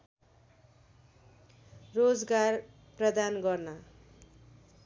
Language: Nepali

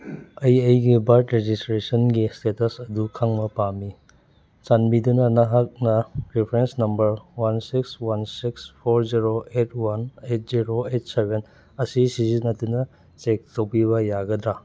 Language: Manipuri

